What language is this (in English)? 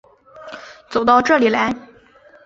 Chinese